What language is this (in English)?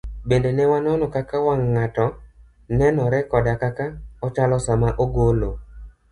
Luo (Kenya and Tanzania)